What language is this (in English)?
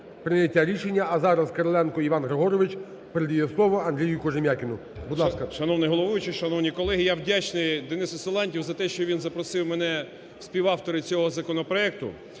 Ukrainian